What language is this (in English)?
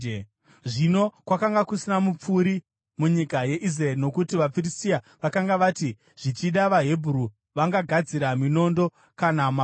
Shona